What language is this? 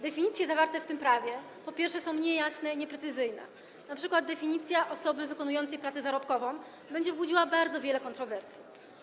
Polish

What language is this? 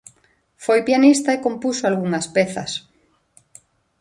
Galician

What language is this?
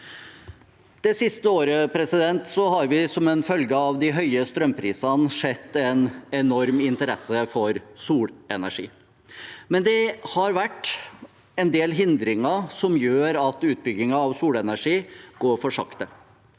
Norwegian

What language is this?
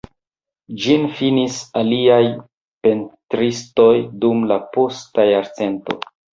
Esperanto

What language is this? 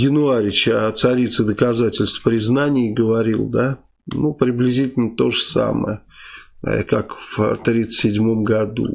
Russian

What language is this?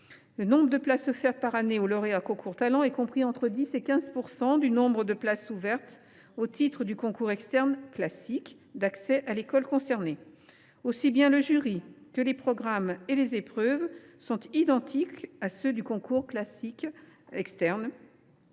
French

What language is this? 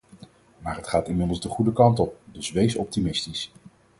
Dutch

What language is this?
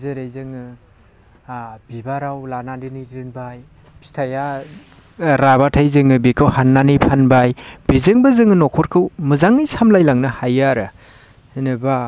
Bodo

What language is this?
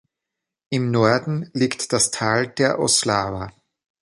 German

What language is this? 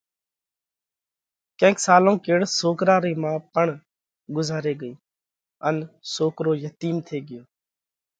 Parkari Koli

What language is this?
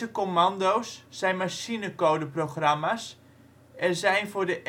Dutch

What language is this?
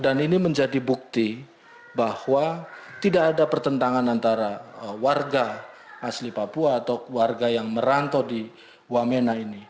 Indonesian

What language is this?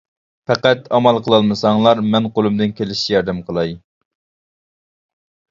Uyghur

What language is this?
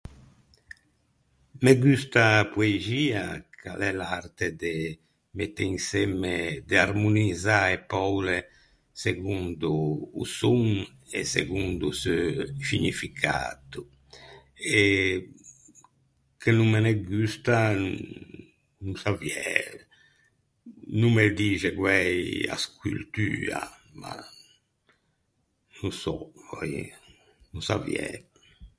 Ligurian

